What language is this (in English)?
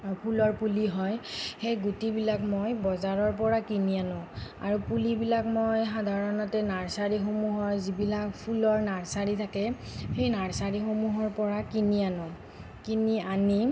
Assamese